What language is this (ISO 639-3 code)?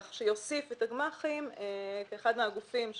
heb